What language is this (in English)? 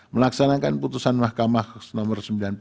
Indonesian